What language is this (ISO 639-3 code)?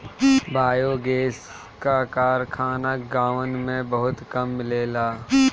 bho